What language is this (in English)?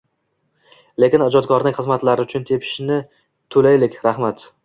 Uzbek